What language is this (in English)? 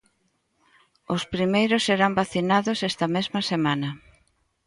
Galician